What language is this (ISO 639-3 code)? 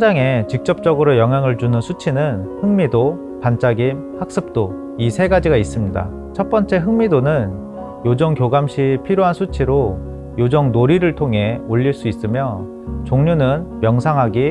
kor